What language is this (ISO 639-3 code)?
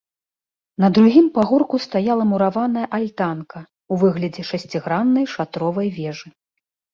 bel